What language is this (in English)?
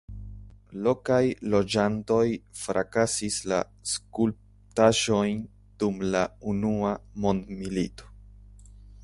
Esperanto